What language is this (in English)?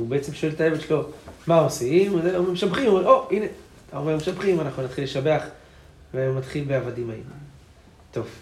Hebrew